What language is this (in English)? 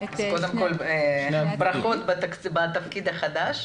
Hebrew